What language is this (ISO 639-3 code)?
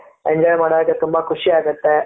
kan